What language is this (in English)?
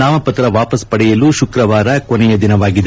Kannada